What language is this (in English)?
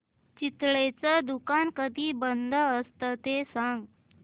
Marathi